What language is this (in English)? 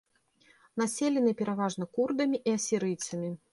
Belarusian